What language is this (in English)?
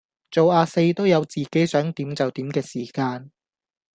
Cantonese